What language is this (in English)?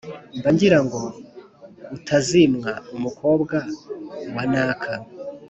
Kinyarwanda